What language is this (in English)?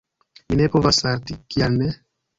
Esperanto